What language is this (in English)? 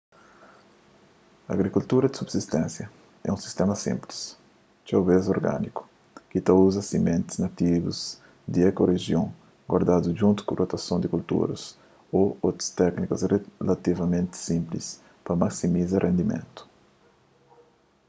Kabuverdianu